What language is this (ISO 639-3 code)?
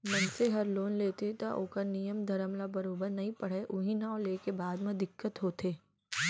hne